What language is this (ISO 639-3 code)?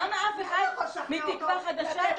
heb